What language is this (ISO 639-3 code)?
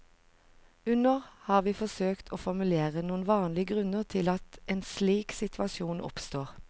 nor